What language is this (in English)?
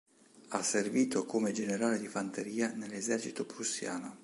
Italian